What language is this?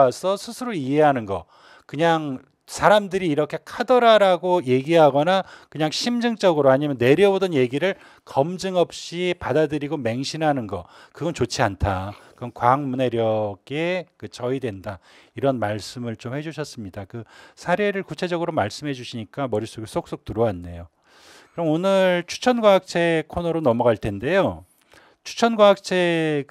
Korean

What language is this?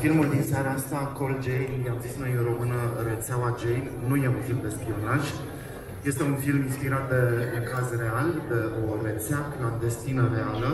Romanian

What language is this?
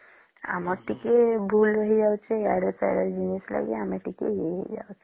Odia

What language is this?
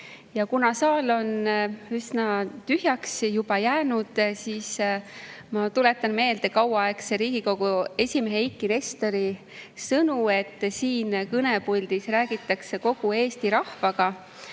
Estonian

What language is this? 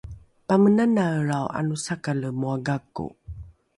Rukai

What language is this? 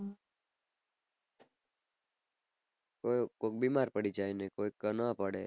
Gujarati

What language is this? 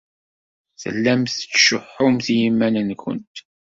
Kabyle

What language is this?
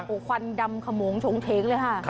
Thai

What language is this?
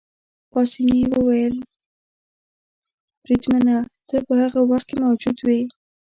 Pashto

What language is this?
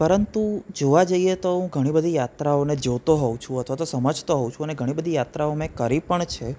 Gujarati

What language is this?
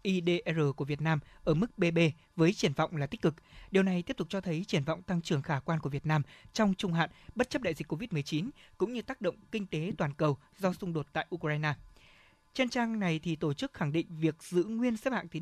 Vietnamese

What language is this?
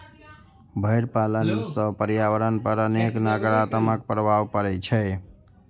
Maithili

